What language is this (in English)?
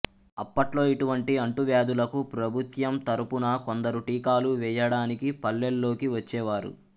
Telugu